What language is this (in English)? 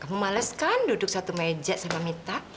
Indonesian